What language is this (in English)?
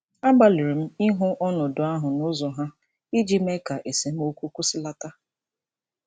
Igbo